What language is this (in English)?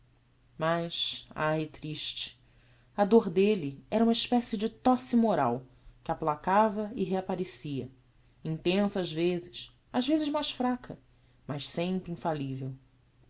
Portuguese